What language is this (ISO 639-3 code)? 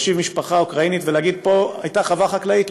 heb